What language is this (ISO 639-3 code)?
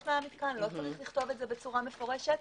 heb